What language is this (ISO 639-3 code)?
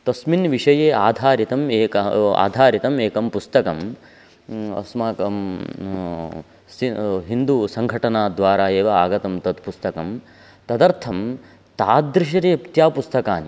san